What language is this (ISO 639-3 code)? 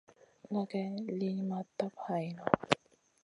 mcn